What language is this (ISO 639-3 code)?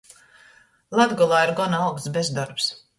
ltg